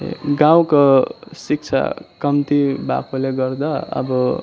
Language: Nepali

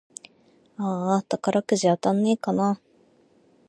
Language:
Japanese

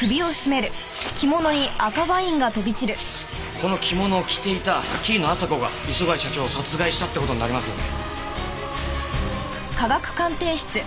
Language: Japanese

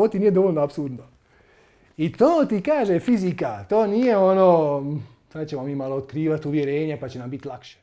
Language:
Croatian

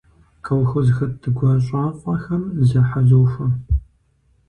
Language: Kabardian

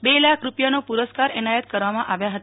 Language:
Gujarati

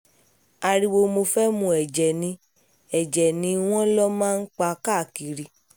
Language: Yoruba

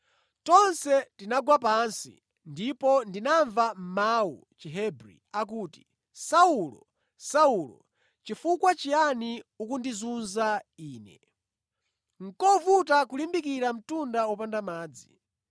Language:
Nyanja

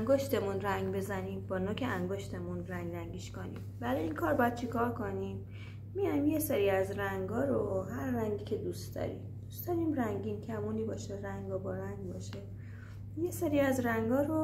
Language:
Persian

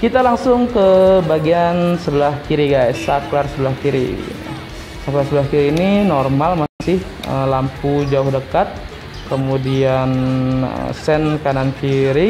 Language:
Indonesian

